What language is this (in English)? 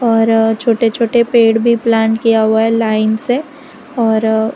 Hindi